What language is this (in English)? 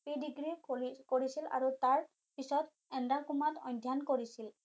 Assamese